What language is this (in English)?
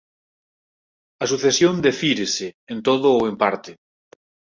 Galician